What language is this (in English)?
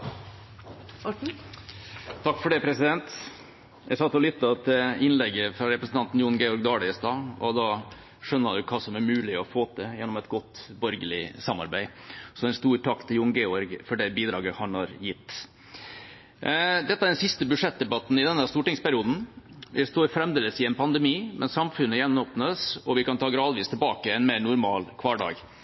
Norwegian Bokmål